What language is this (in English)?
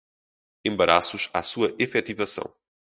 Portuguese